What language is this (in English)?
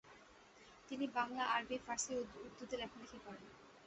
Bangla